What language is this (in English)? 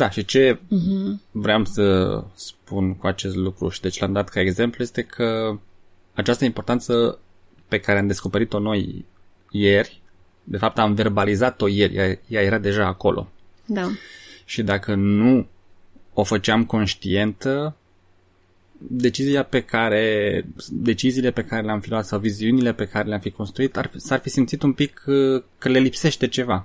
Romanian